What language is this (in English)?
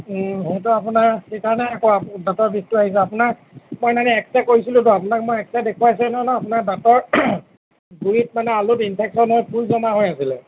Assamese